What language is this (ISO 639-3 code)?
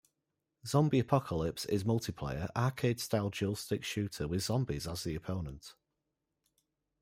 eng